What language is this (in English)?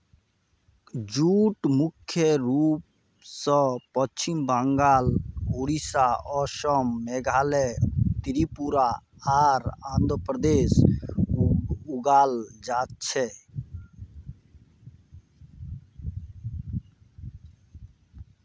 Magahi